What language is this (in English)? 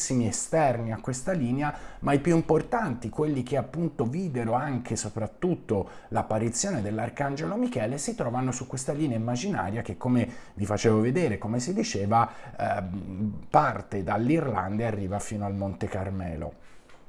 Italian